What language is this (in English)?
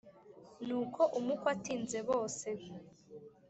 Kinyarwanda